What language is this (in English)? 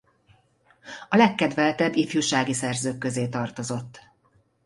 Hungarian